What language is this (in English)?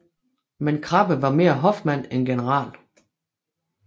Danish